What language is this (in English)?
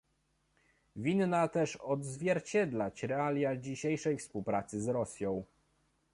Polish